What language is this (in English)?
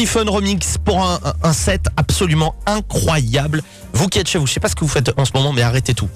French